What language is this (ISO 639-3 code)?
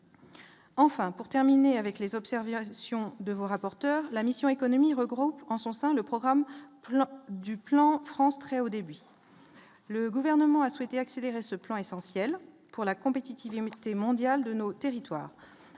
fra